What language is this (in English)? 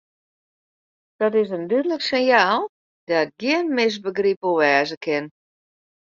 Western Frisian